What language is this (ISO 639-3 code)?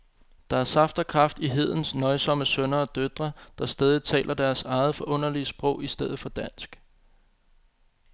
dan